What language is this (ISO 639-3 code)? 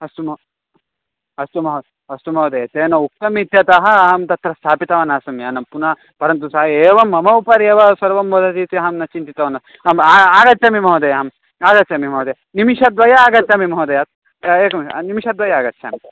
san